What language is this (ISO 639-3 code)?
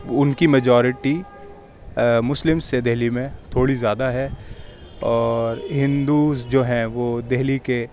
urd